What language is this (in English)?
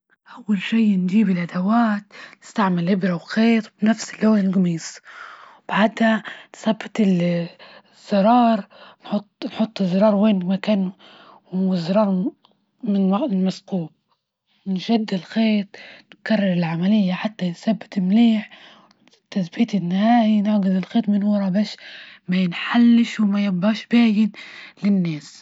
Libyan Arabic